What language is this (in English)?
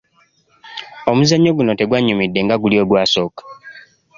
Ganda